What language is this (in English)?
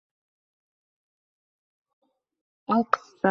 Uzbek